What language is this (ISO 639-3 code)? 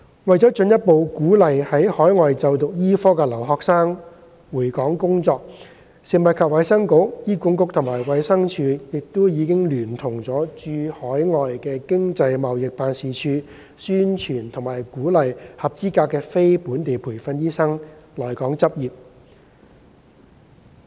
yue